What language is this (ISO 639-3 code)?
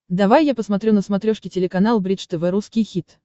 rus